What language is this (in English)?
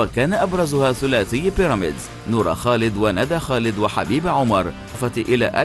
Arabic